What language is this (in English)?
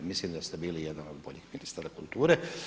Croatian